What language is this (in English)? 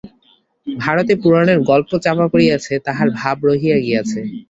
Bangla